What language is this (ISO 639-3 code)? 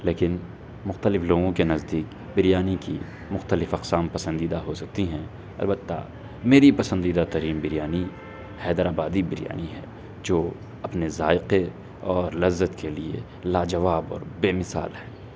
urd